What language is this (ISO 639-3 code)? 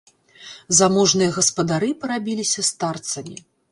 bel